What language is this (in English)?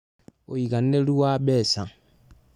Kikuyu